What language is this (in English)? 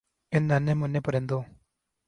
Urdu